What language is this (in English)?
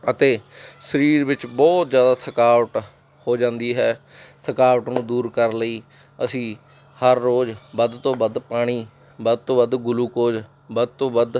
Punjabi